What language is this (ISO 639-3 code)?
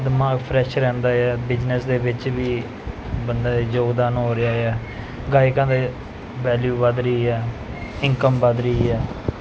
pan